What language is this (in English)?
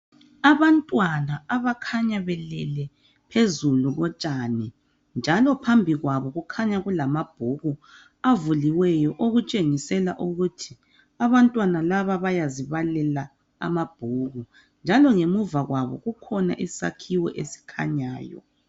North Ndebele